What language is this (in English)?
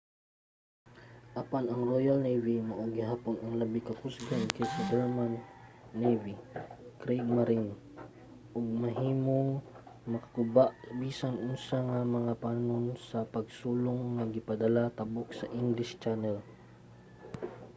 Cebuano